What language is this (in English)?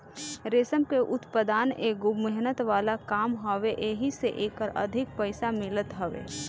Bhojpuri